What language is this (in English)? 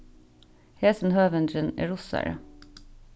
Faroese